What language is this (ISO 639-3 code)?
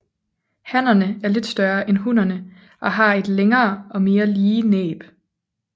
dan